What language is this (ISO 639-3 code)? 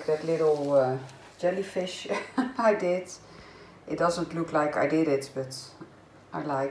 nld